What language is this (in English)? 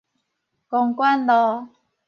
Min Nan Chinese